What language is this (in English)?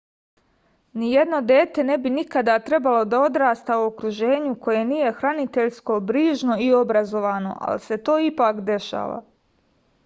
Serbian